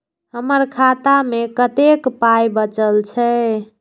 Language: Maithili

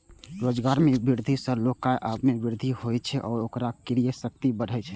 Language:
Maithili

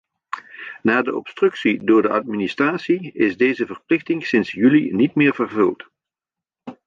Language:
Dutch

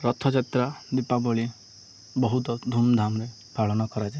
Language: Odia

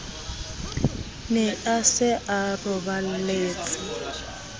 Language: Southern Sotho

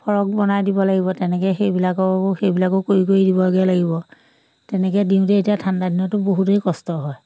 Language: Assamese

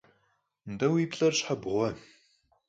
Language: Kabardian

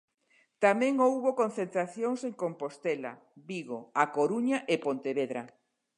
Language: Galician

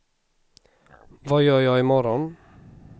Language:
Swedish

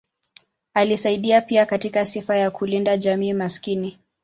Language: Swahili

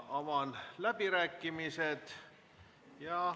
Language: Estonian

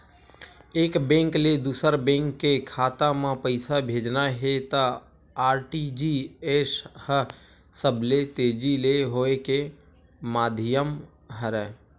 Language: Chhattisgarhi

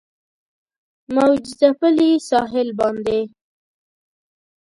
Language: Pashto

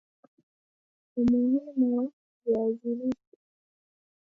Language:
Swahili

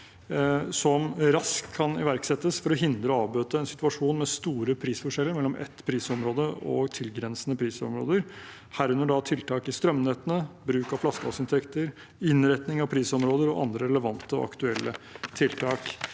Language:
Norwegian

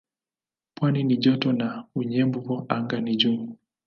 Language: Swahili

